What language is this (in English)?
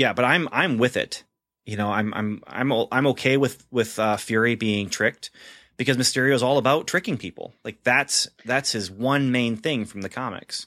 English